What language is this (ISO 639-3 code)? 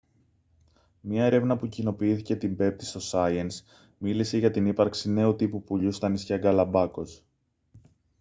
ell